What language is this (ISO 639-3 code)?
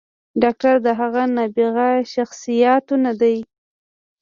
pus